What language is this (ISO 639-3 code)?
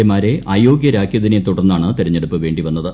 mal